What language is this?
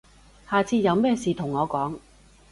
Cantonese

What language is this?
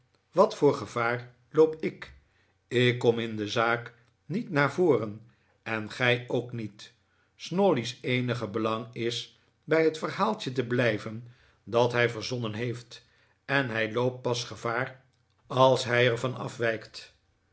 Dutch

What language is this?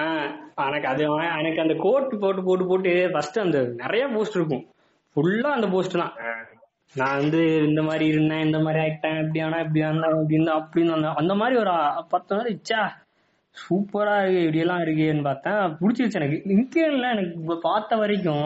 Tamil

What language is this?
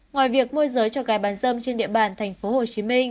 Vietnamese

